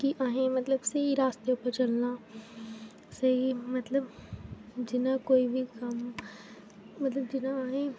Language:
Dogri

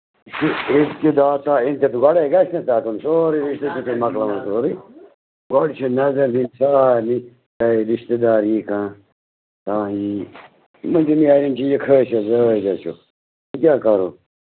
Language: Kashmiri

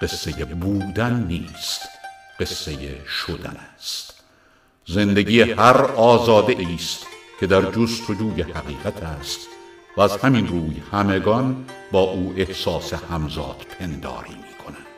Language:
Persian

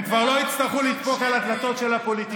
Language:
Hebrew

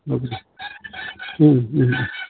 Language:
Bodo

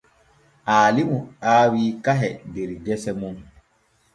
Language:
Borgu Fulfulde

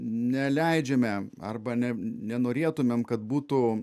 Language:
Lithuanian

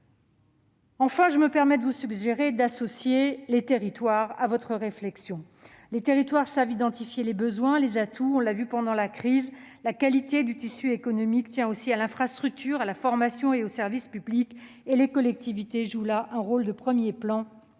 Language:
French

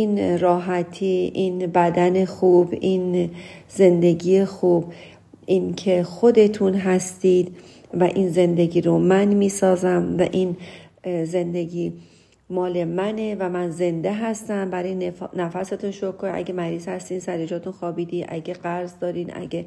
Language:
Persian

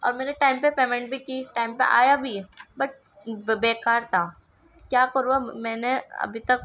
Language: Urdu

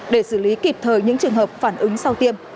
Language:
Vietnamese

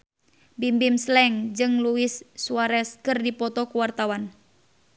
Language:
Sundanese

